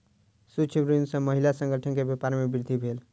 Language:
Maithili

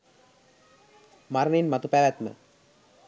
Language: Sinhala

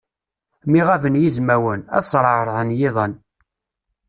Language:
Kabyle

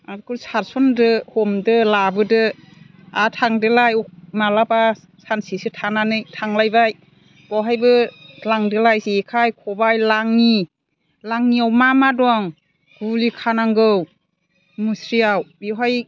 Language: Bodo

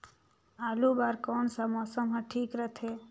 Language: Chhattisgarhi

